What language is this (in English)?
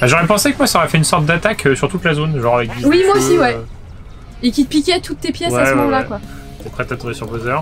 French